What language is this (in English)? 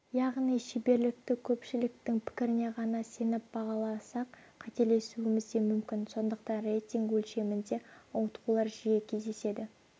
Kazakh